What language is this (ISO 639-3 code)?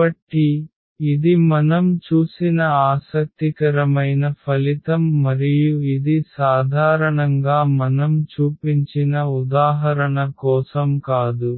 tel